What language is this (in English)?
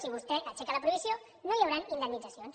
Catalan